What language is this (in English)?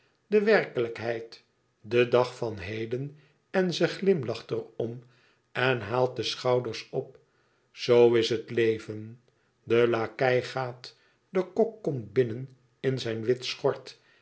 Dutch